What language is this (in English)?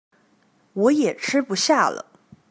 Chinese